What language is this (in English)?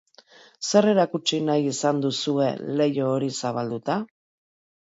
Basque